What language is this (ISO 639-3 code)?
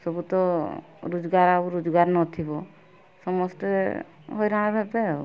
ori